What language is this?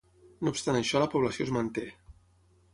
Catalan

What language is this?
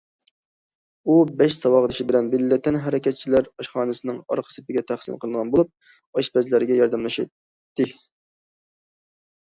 Uyghur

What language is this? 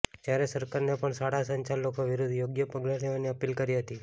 Gujarati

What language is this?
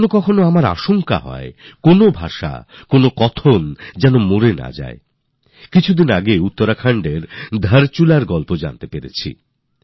Bangla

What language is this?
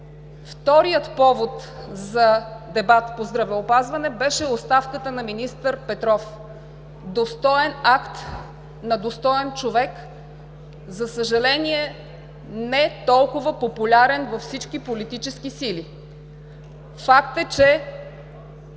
Bulgarian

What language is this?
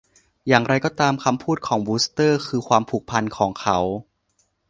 Thai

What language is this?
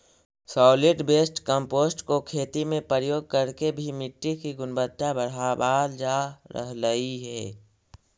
Magahi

